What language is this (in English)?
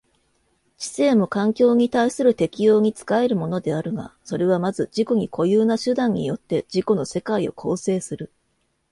Japanese